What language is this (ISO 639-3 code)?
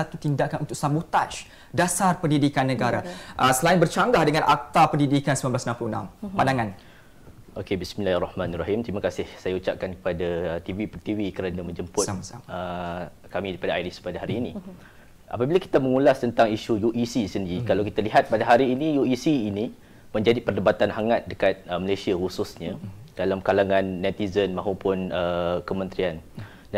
msa